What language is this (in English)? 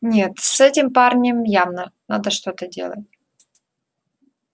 Russian